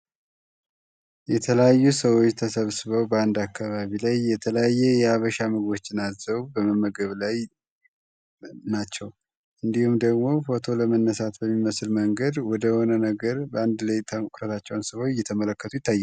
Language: Amharic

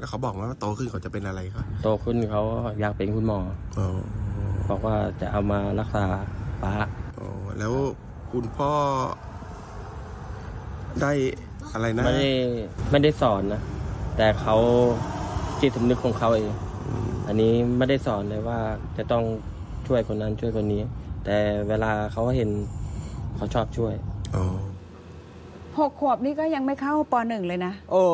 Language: Thai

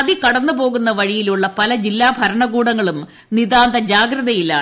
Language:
Malayalam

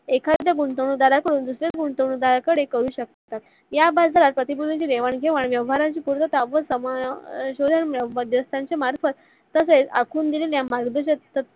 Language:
Marathi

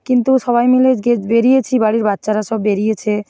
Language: Bangla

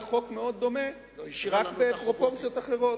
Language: Hebrew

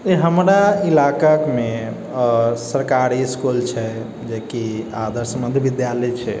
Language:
Maithili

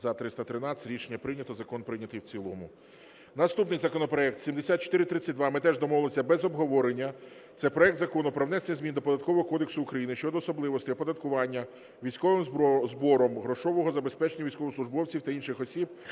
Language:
Ukrainian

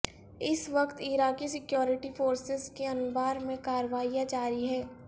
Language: Urdu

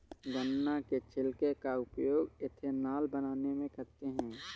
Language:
Hindi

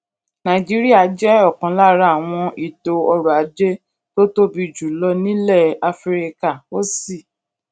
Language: Yoruba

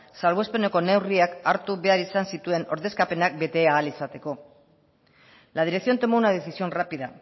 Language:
Basque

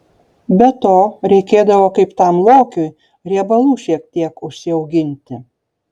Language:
Lithuanian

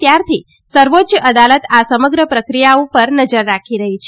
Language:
Gujarati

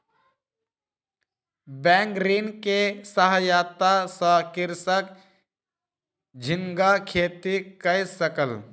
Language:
Maithili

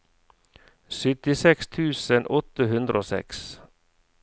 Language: Norwegian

